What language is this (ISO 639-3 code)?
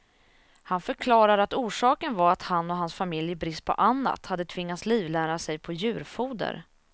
swe